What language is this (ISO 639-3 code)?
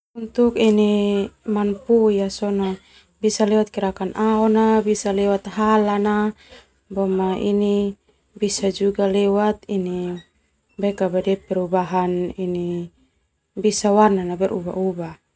twu